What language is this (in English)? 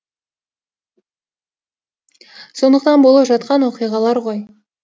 Kazakh